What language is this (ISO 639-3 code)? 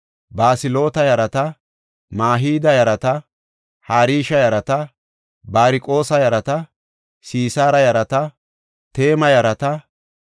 gof